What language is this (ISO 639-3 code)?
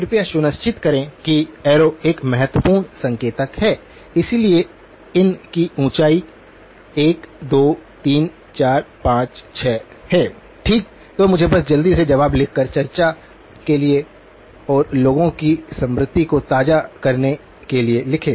hin